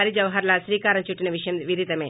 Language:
Telugu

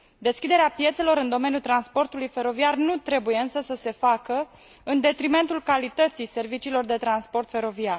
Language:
Romanian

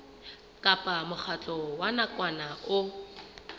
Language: Southern Sotho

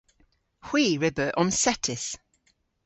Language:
Cornish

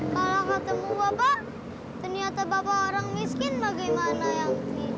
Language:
Indonesian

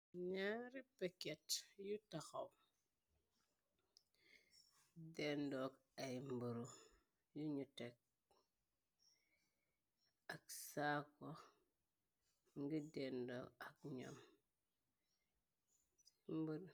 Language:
Wolof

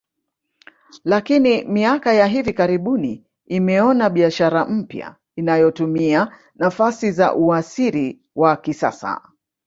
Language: Swahili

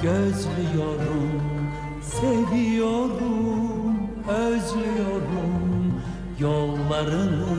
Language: Turkish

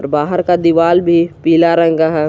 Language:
Hindi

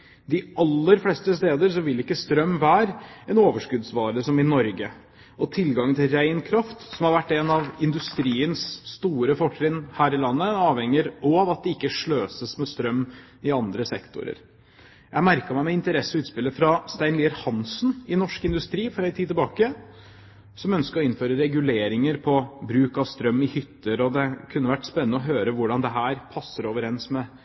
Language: Norwegian Bokmål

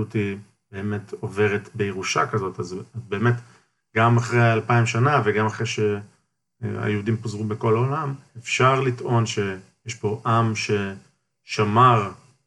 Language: Hebrew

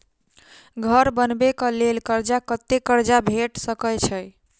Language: Maithili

